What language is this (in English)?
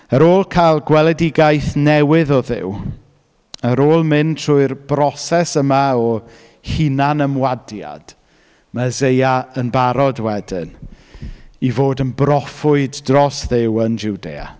Welsh